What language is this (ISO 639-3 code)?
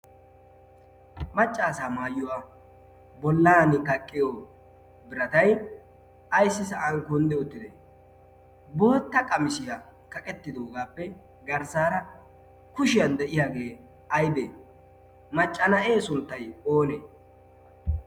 wal